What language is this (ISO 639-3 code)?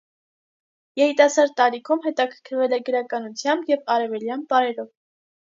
hye